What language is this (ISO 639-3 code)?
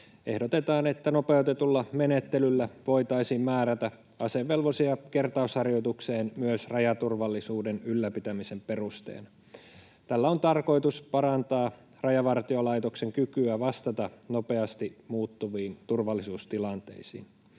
fin